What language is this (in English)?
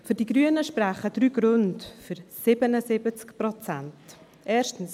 Swiss German